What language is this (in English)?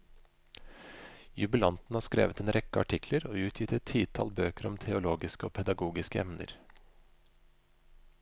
Norwegian